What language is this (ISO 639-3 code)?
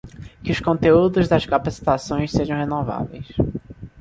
por